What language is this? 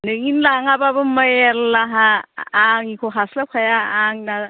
Bodo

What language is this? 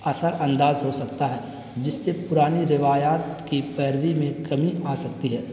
Urdu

